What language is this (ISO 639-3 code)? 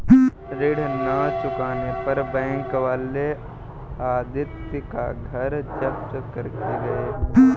hin